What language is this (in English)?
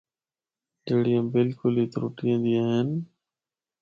Northern Hindko